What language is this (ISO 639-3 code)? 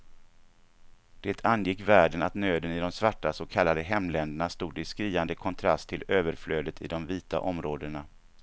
swe